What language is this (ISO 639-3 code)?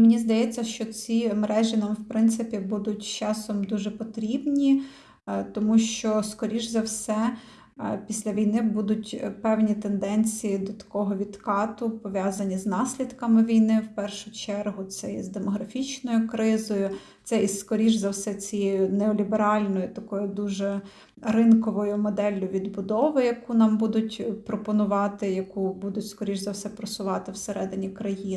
ukr